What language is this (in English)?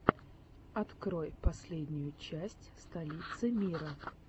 Russian